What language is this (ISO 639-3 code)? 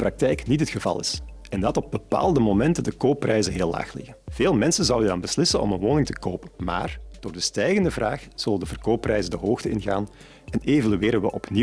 nld